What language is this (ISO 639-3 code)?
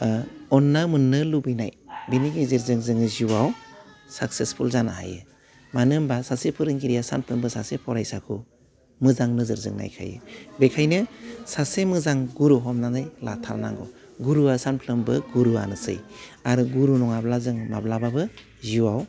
brx